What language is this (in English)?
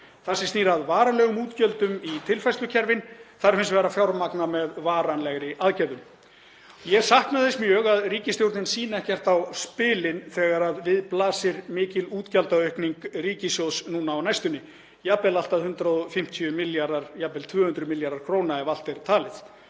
Icelandic